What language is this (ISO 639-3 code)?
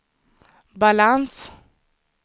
swe